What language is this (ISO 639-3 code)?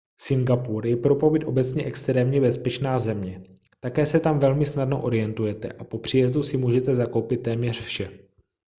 ces